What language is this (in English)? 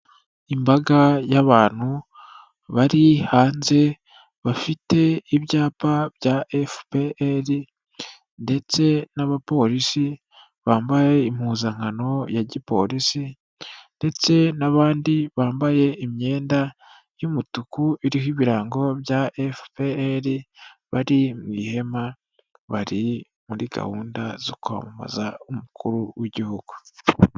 Kinyarwanda